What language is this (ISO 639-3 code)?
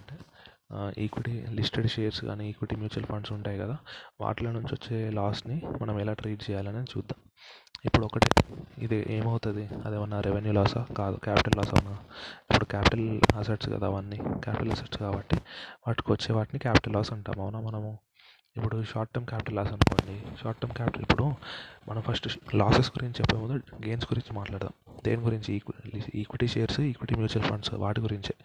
tel